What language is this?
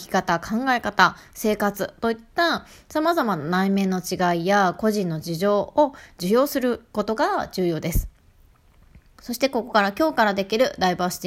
Japanese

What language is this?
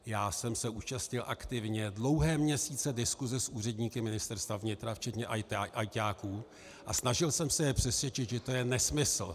Czech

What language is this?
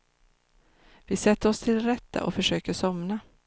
Swedish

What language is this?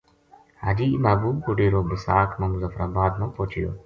Gujari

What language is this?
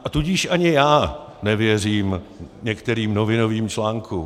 Czech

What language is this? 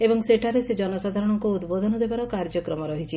Odia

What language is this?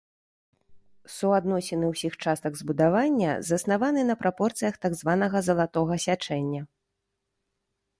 Belarusian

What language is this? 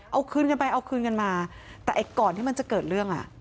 Thai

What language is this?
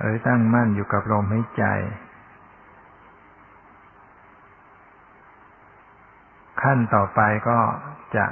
Thai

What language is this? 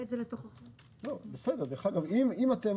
Hebrew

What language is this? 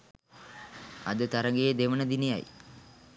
Sinhala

